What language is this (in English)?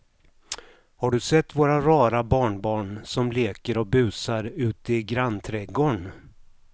Swedish